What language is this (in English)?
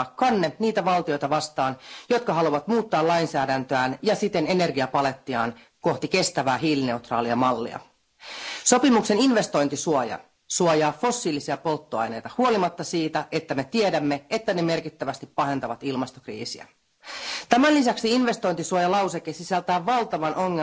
Finnish